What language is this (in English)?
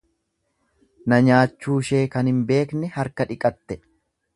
Oromo